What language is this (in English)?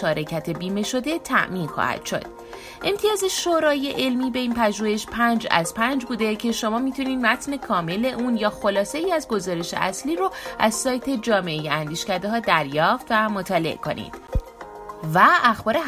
Persian